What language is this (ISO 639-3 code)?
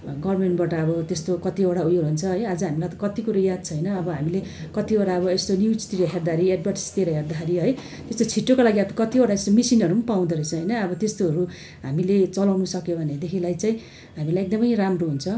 nep